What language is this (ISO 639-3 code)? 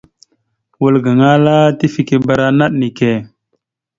mxu